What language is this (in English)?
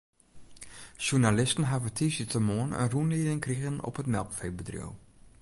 Western Frisian